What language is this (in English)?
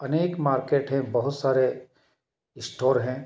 Hindi